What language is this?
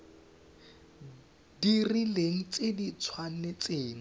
Tswana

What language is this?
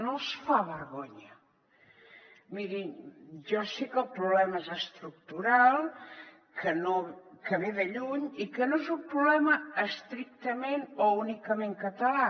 Catalan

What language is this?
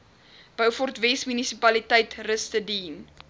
Afrikaans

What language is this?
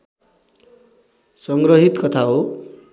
Nepali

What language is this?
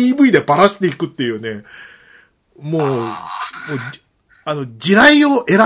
Japanese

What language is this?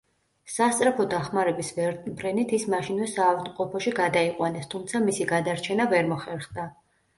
Georgian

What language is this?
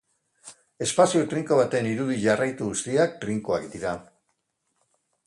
Basque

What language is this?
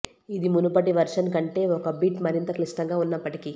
Telugu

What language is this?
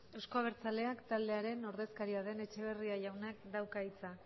Basque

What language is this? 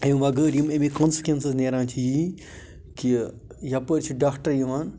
Kashmiri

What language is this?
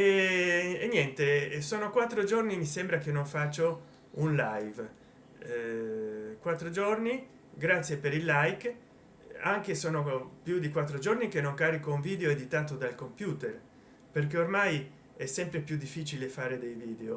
Italian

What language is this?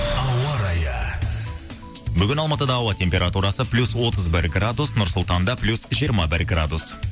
Kazakh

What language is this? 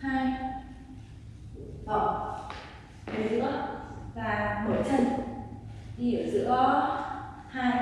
Vietnamese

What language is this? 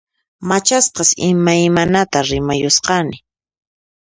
Puno Quechua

